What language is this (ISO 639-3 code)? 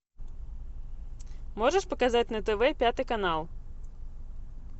rus